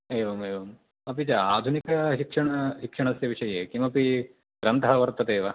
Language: Sanskrit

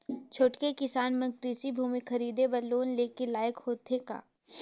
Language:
Chhattisgarhi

